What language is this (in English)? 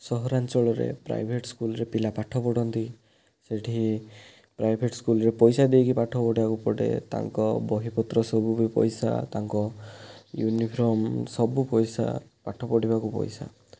Odia